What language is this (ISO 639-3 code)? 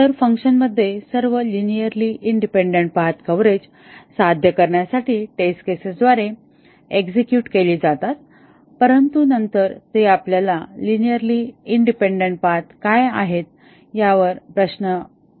mar